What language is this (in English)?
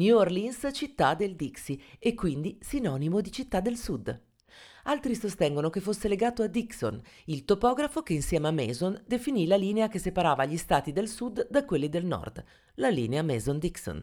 Italian